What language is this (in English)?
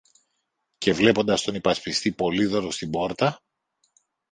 Greek